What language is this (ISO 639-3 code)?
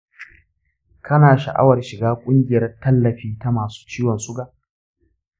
hau